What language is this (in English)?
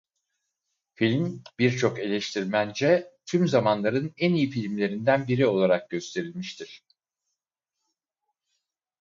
Turkish